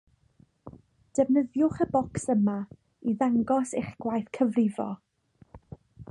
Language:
Welsh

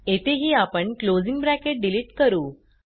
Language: Marathi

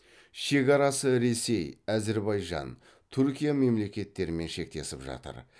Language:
Kazakh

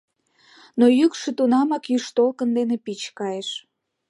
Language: Mari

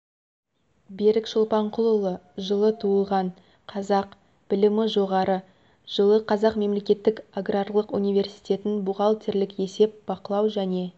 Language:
Kazakh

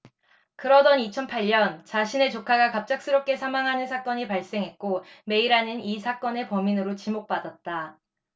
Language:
Korean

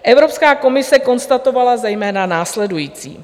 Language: Czech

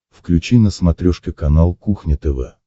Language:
Russian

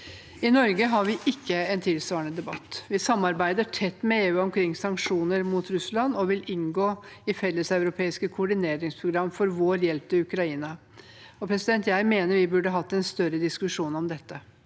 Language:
Norwegian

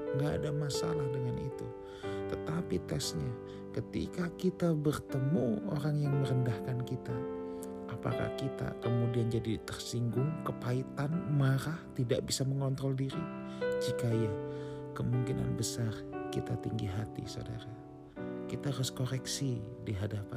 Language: Indonesian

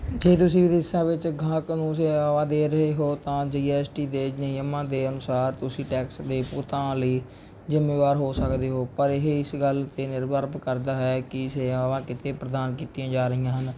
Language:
Punjabi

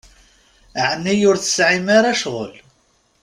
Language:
Kabyle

